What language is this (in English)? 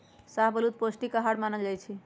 Magahi